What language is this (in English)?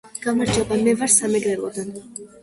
Georgian